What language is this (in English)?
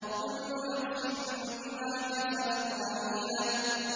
Arabic